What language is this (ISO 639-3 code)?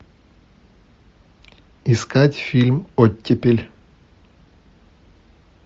rus